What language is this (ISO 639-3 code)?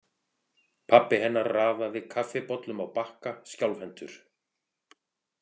isl